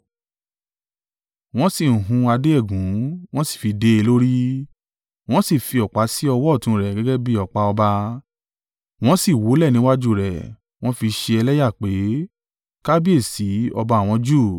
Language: Yoruba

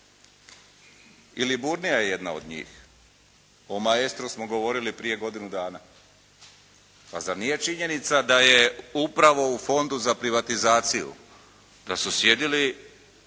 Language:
Croatian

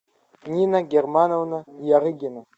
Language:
Russian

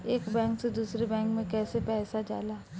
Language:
Bhojpuri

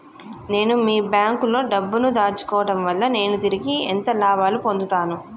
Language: Telugu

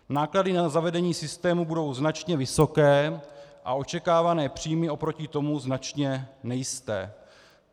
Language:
Czech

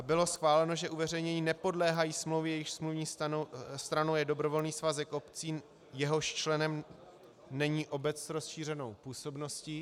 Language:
Czech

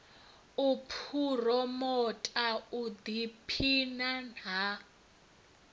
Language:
Venda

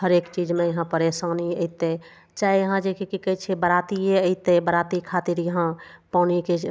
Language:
Maithili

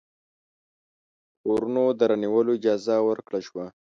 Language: Pashto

